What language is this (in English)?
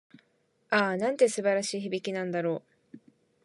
Japanese